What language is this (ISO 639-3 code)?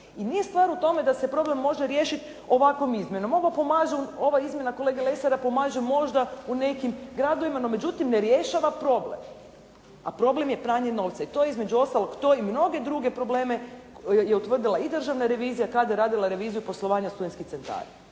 hrv